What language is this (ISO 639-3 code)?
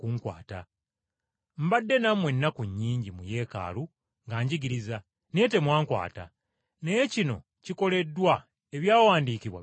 lug